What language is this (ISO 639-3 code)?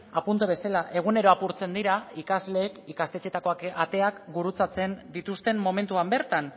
eus